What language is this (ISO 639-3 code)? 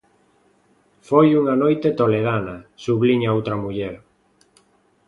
glg